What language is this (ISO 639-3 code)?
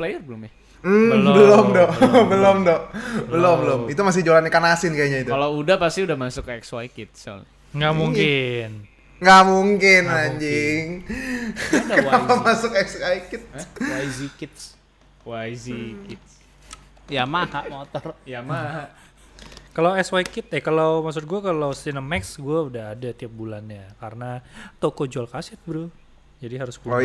ind